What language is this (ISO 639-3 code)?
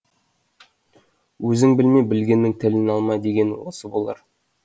kaz